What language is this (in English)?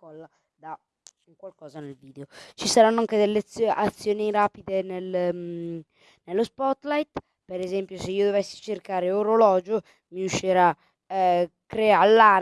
Italian